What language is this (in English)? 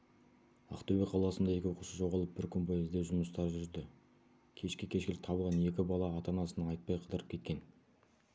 Kazakh